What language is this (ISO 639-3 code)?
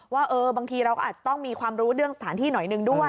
tha